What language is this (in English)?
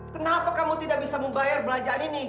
Indonesian